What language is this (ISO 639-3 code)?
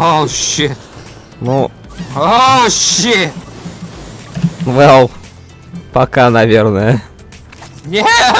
rus